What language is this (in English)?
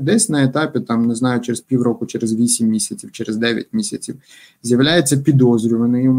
Ukrainian